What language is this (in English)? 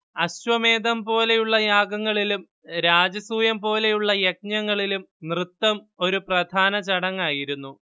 Malayalam